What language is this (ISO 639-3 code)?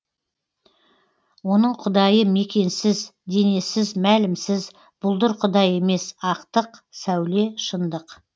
kaz